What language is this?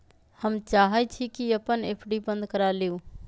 Magahi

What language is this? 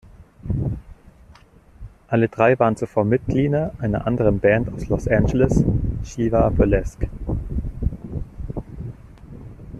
German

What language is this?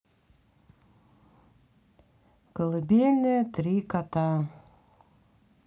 Russian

